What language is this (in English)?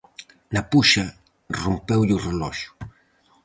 Galician